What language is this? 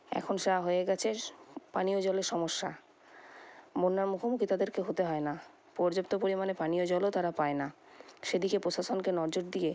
Bangla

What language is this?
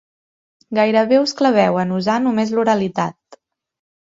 Catalan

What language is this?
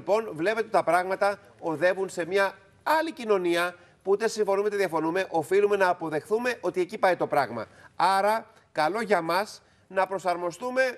Greek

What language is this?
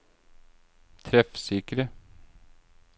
Norwegian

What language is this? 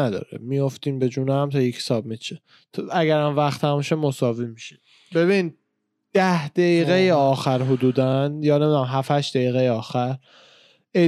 Persian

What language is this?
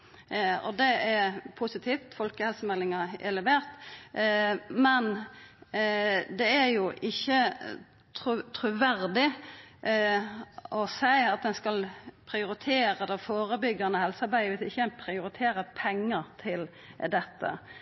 Norwegian Nynorsk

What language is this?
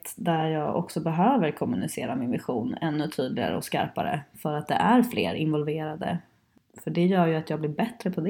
Swedish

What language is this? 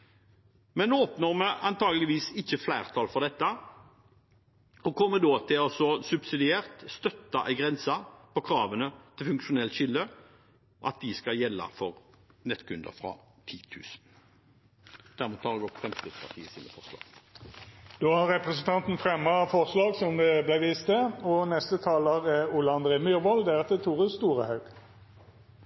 Norwegian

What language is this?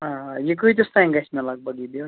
Kashmiri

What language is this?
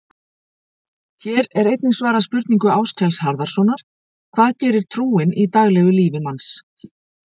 Icelandic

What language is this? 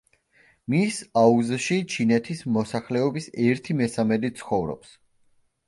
Georgian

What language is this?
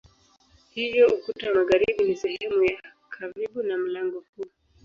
Swahili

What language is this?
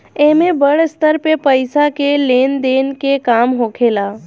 Bhojpuri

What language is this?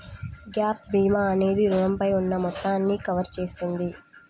Telugu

